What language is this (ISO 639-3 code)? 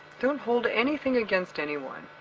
eng